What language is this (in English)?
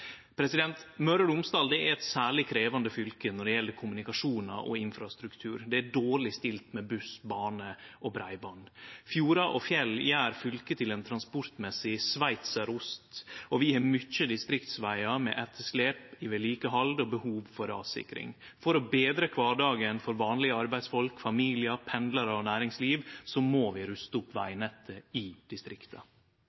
Norwegian Nynorsk